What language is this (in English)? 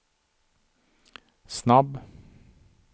Swedish